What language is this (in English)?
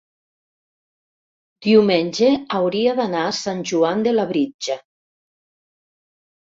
Catalan